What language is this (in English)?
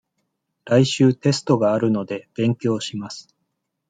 Japanese